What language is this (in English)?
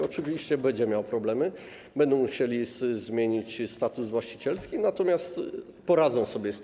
Polish